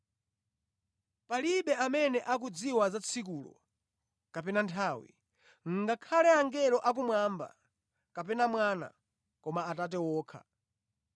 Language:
Nyanja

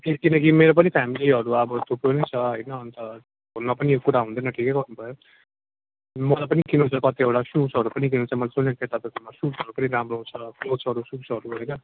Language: Nepali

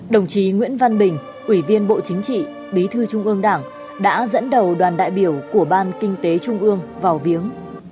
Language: Vietnamese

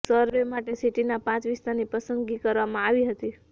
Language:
Gujarati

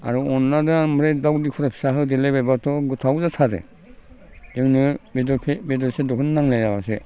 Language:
Bodo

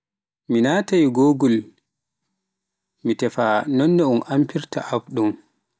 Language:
Pular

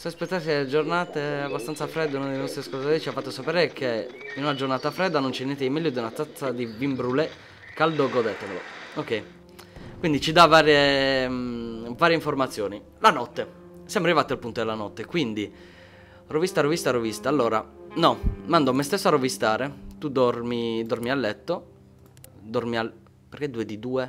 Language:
Italian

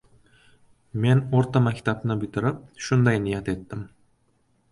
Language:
Uzbek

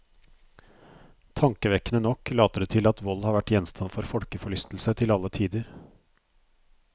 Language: Norwegian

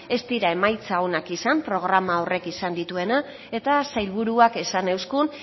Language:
Basque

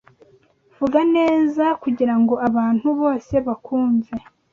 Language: Kinyarwanda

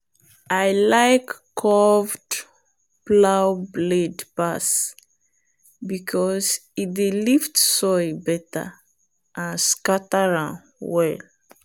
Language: Nigerian Pidgin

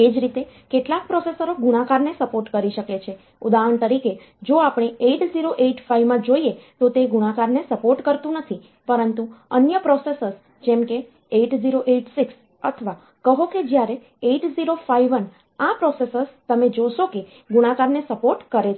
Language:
Gujarati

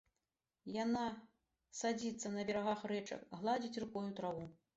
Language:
Belarusian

